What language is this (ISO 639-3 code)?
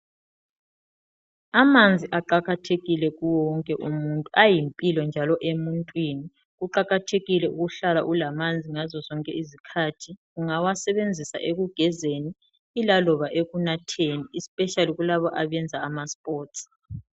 nde